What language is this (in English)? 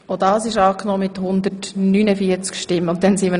Swiss German